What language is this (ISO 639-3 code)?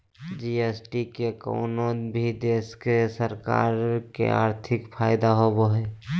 mag